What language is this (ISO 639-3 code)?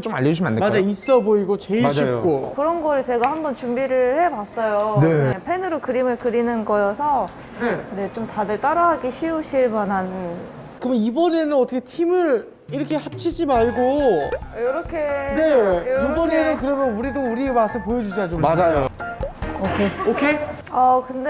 kor